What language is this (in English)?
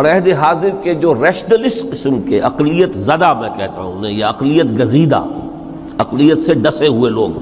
Urdu